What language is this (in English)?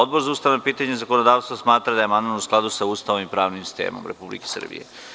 Serbian